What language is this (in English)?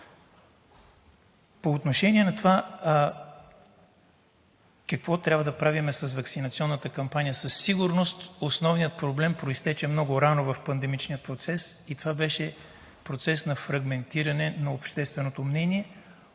Bulgarian